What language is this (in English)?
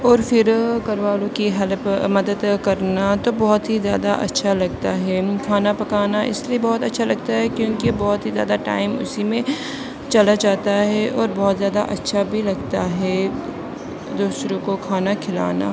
Urdu